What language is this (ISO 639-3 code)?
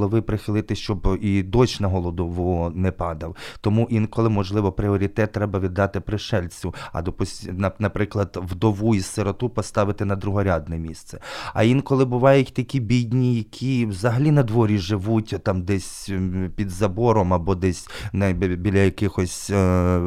ukr